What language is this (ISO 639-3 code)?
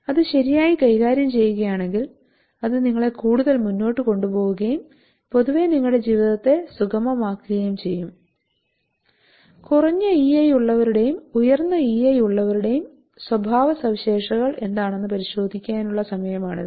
mal